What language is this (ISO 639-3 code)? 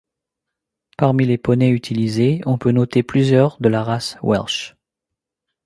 fra